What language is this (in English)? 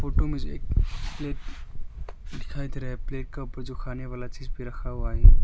Hindi